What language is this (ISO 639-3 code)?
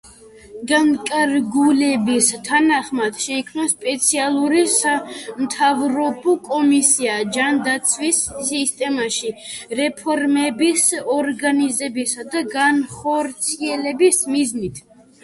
kat